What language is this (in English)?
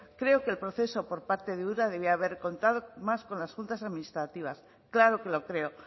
Spanish